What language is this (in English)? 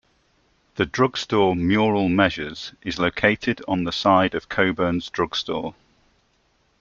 English